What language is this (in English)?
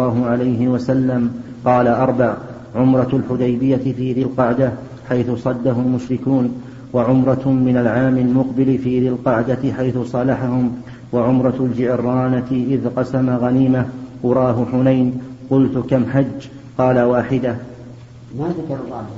Arabic